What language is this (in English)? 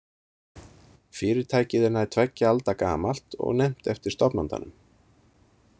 Icelandic